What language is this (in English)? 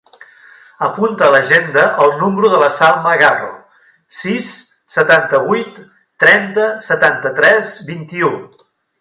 Catalan